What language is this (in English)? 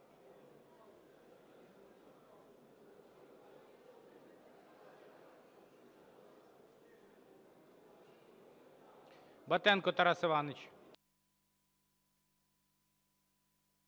Ukrainian